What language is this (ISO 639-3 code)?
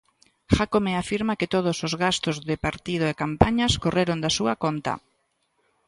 glg